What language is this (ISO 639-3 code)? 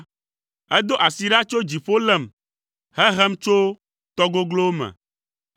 ewe